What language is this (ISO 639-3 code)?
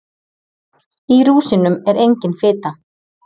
isl